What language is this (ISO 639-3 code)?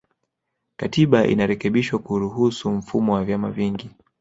swa